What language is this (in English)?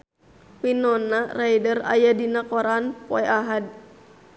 Sundanese